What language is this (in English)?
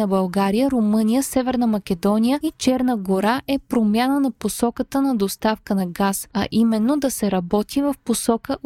Bulgarian